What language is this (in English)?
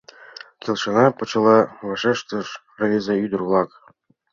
Mari